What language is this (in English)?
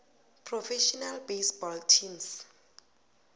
South Ndebele